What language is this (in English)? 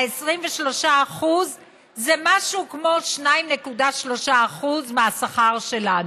Hebrew